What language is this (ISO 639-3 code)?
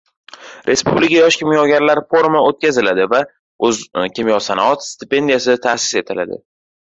uzb